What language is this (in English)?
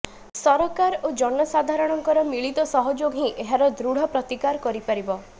Odia